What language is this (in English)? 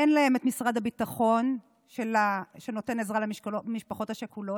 Hebrew